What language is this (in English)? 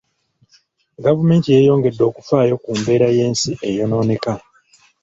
Ganda